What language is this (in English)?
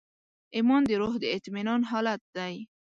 Pashto